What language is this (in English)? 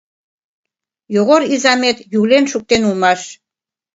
Mari